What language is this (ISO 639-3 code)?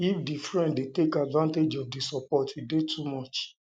pcm